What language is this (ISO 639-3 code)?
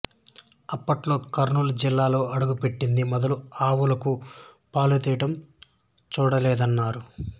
tel